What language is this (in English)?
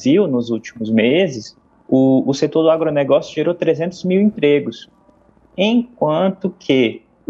Portuguese